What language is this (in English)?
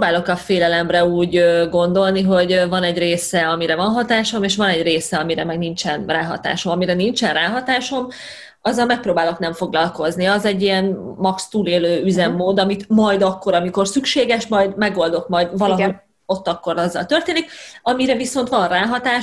Hungarian